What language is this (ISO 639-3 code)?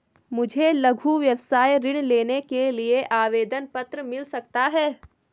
hin